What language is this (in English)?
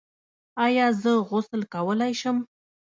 Pashto